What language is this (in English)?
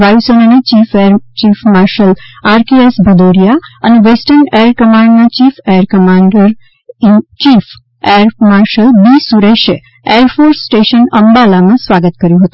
Gujarati